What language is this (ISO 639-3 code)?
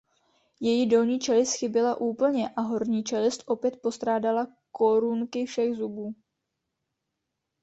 ces